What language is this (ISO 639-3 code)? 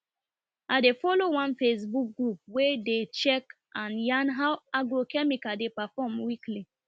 pcm